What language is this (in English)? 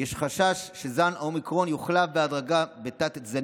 Hebrew